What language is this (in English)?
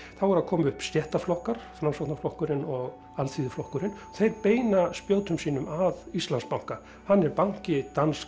Icelandic